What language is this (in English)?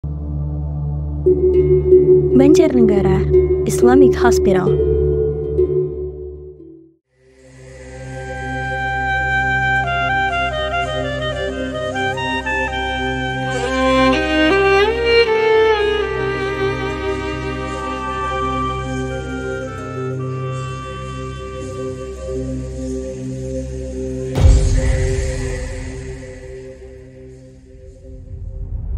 Arabic